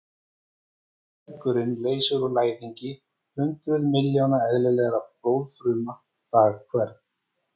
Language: Icelandic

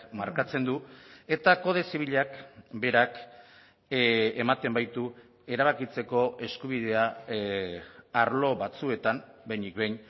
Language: Basque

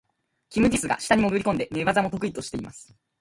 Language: Japanese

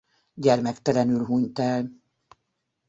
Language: Hungarian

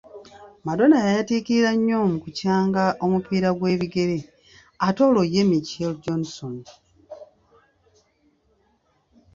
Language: Ganda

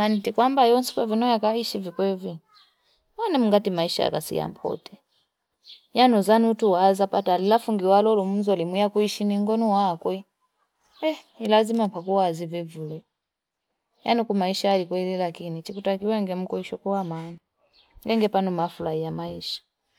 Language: Fipa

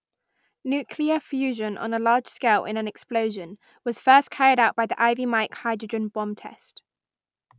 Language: English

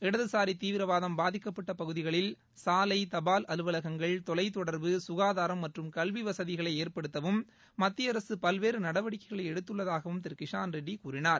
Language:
Tamil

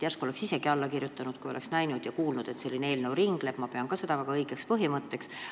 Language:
Estonian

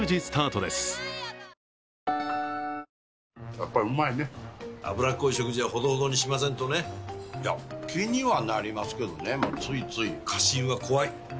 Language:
Japanese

